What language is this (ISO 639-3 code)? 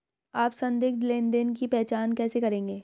hin